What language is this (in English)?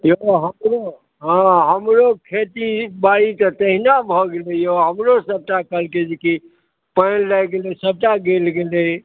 Maithili